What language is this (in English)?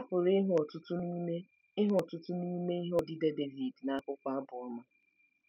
Igbo